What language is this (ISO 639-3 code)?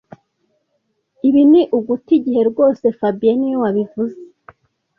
kin